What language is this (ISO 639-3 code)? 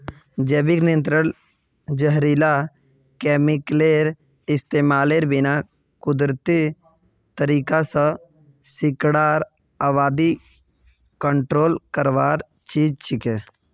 mag